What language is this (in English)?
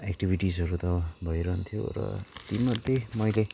Nepali